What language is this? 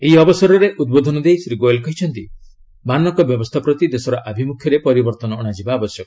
Odia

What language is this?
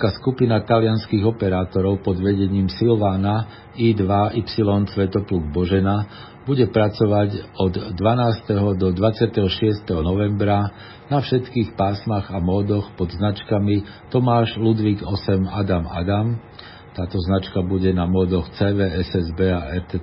Slovak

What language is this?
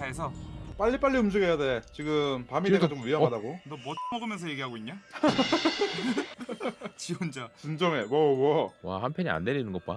Korean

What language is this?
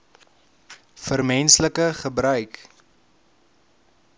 Afrikaans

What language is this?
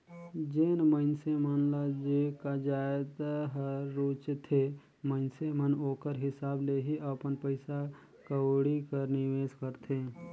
Chhattisgarhi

